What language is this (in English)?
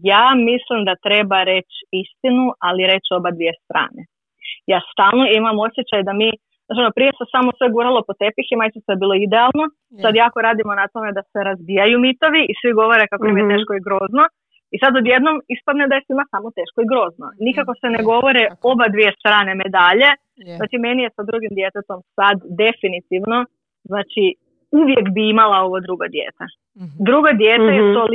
Croatian